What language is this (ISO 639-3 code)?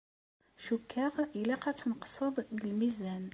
kab